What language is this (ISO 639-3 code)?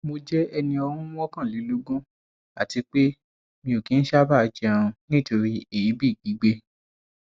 yor